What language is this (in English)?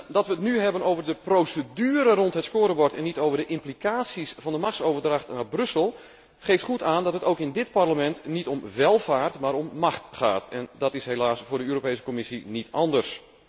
Dutch